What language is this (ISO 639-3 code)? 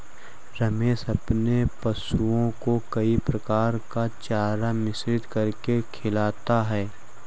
hin